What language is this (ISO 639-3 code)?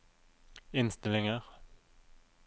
nor